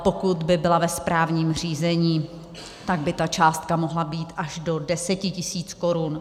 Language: Czech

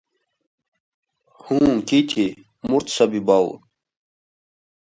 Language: Russian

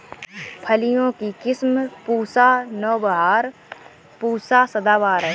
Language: Hindi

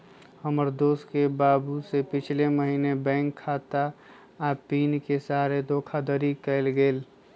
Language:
Magahi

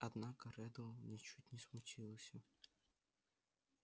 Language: Russian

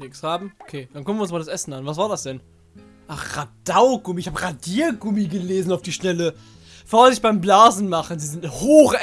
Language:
German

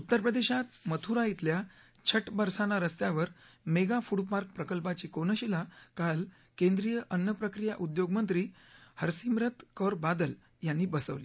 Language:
Marathi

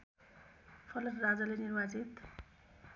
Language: Nepali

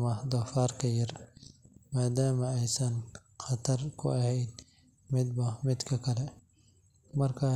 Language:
Somali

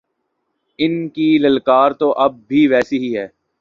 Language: Urdu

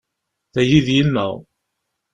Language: Kabyle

